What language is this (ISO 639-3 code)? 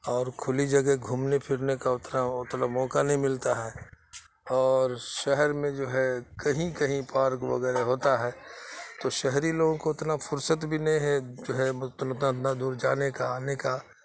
urd